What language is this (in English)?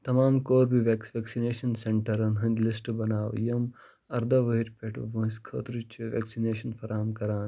Kashmiri